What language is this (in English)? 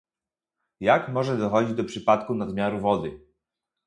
Polish